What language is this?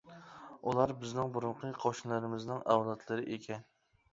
Uyghur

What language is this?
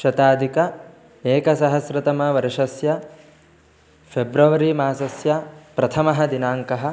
Sanskrit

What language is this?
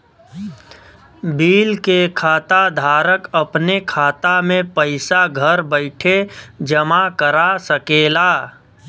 Bhojpuri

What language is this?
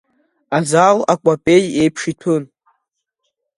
Abkhazian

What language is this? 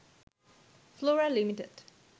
Bangla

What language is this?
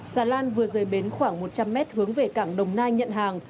Vietnamese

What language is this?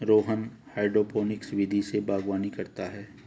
Hindi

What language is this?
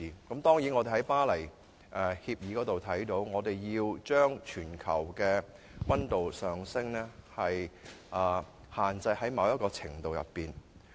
Cantonese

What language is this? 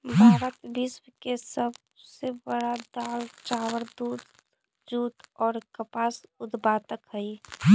Magahi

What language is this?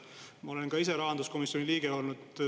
Estonian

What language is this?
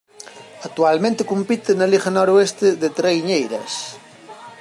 Galician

